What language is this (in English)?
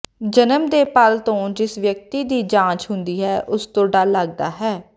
Punjabi